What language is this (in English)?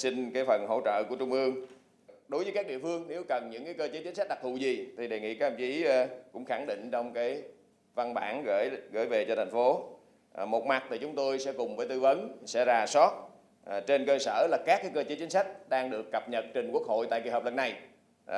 Vietnamese